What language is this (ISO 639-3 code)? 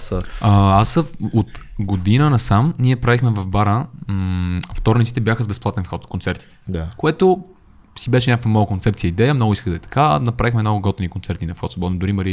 bul